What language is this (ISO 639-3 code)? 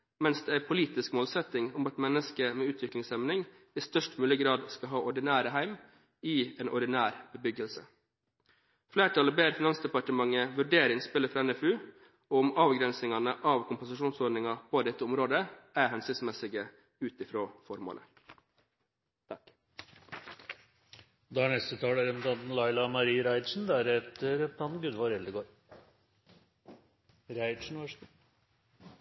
nor